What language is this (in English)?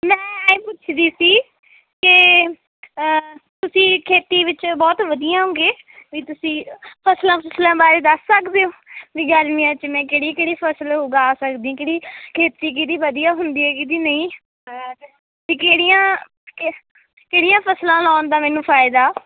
Punjabi